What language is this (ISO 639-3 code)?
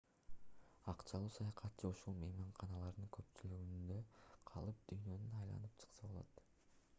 kir